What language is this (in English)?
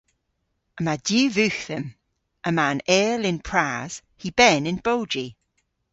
Cornish